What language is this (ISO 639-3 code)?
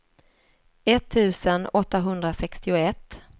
swe